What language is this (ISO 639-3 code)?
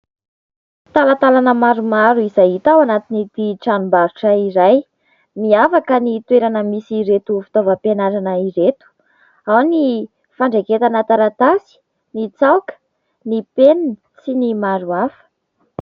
mlg